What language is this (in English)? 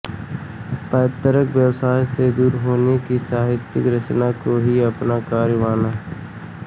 Hindi